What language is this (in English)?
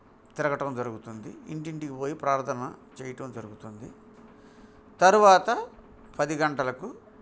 Telugu